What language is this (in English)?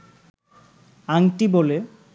Bangla